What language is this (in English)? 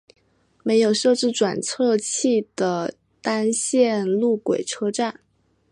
Chinese